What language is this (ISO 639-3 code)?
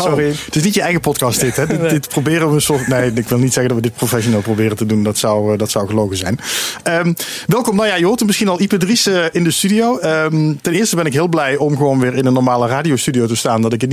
nld